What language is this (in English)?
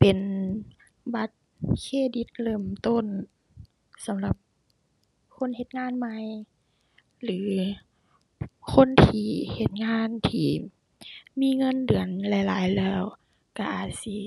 Thai